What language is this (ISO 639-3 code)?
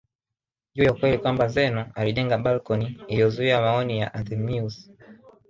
swa